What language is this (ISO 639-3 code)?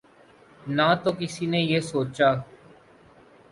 urd